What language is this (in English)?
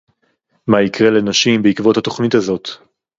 Hebrew